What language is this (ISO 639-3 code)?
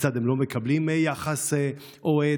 heb